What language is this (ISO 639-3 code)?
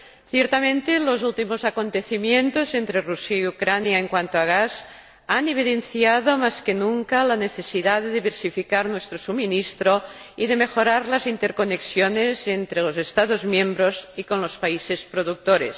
spa